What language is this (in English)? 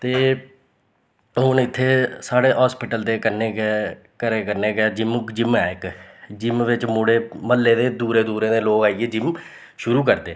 Dogri